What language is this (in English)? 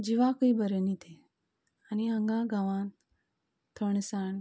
Konkani